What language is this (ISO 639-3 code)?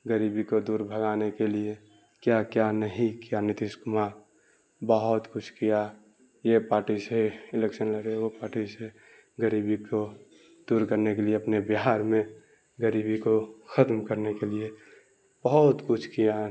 urd